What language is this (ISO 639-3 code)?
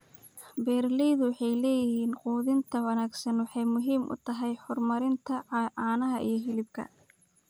som